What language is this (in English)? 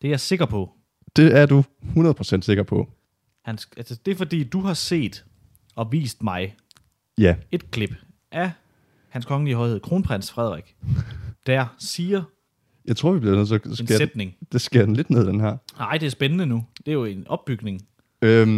Danish